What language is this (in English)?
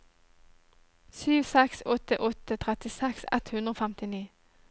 Norwegian